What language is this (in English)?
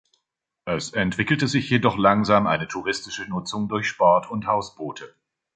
German